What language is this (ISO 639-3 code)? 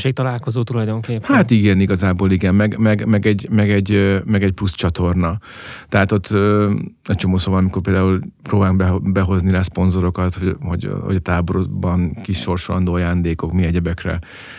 hun